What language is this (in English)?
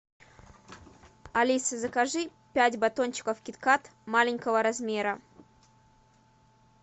Russian